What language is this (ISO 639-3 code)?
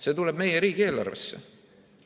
est